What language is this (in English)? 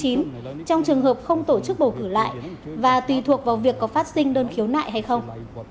Vietnamese